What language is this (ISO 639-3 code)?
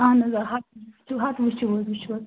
kas